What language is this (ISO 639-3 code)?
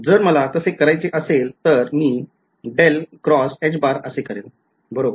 mar